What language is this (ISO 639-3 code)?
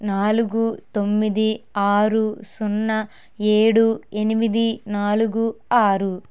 tel